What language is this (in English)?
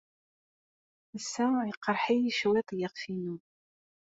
Kabyle